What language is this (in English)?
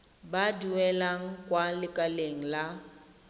Tswana